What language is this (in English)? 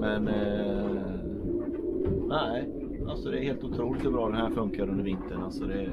Swedish